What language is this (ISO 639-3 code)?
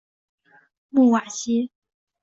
zho